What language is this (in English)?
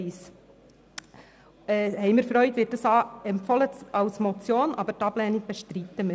Swiss German